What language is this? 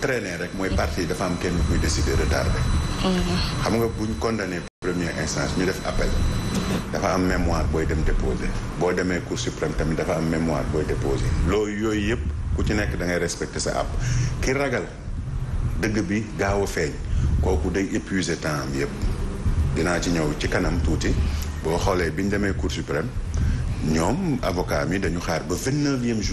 French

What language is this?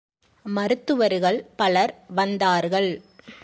Tamil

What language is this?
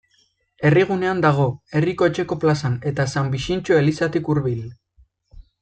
Basque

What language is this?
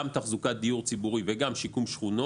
Hebrew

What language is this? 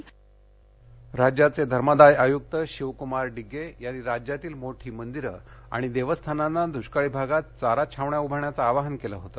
Marathi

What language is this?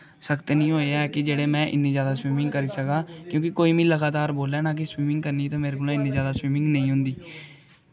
Dogri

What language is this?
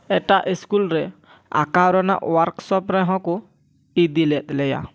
Santali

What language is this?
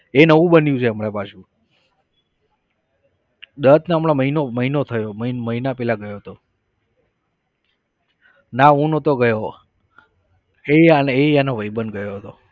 Gujarati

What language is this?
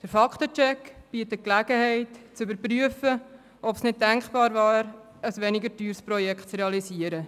Swiss German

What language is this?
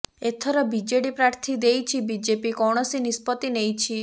Odia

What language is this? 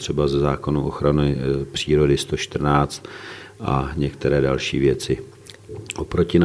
Czech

